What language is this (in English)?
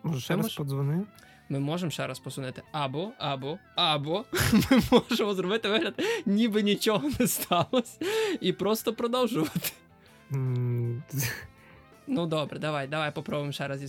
Ukrainian